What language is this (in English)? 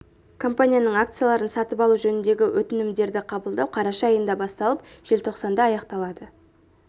Kazakh